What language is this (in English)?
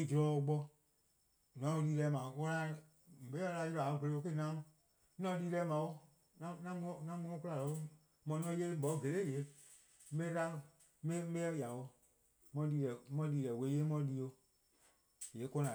Eastern Krahn